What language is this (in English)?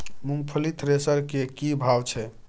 Maithili